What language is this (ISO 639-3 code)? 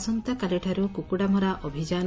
ori